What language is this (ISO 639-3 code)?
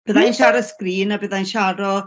cym